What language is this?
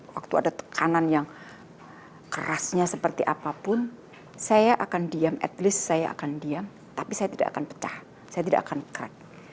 Indonesian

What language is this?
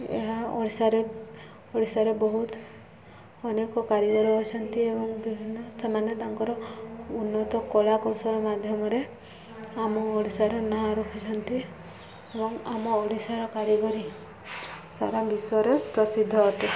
Odia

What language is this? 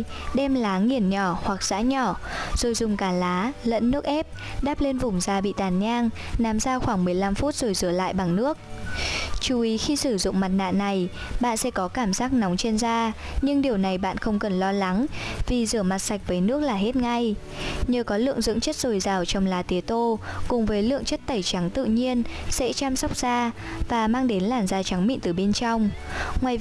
Vietnamese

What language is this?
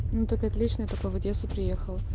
Russian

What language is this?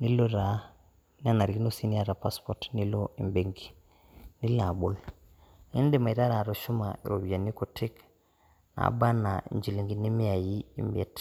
Masai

